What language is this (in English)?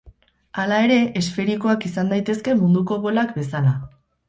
Basque